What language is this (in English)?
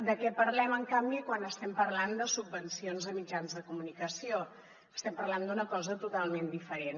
Catalan